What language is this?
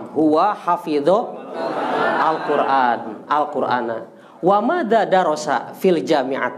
Indonesian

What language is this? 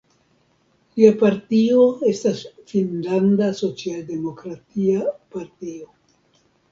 Esperanto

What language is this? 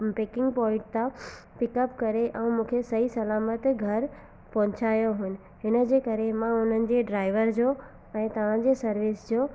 Sindhi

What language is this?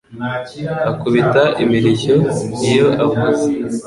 Kinyarwanda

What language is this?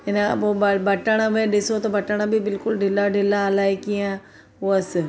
Sindhi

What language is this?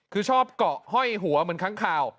Thai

